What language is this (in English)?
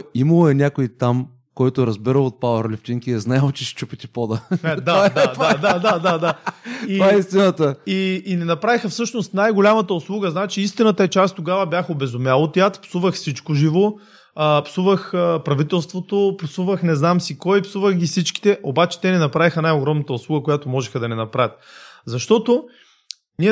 Bulgarian